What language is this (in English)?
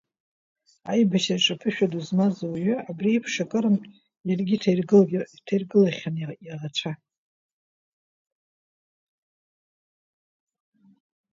Abkhazian